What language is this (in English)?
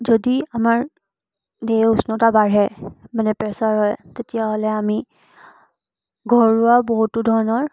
Assamese